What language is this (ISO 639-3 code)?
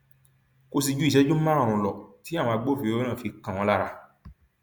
yor